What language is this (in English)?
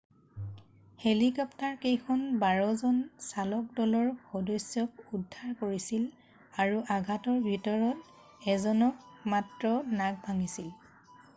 Assamese